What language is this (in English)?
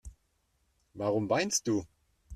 German